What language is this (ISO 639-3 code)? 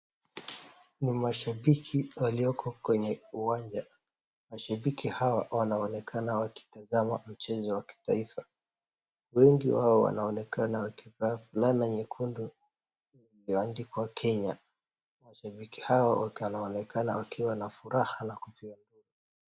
swa